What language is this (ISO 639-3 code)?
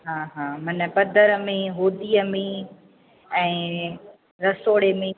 snd